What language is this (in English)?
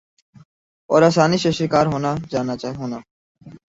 Urdu